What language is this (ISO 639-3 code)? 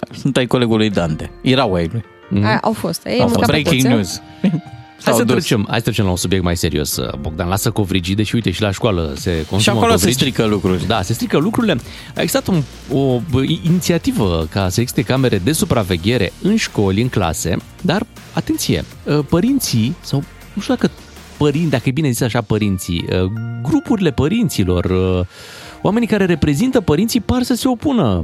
ron